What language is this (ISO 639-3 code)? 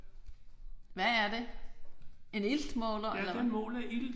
dan